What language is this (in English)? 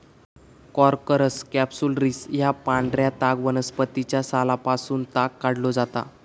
Marathi